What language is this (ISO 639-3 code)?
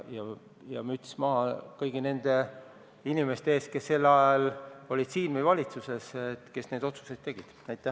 est